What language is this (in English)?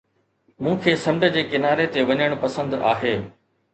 Sindhi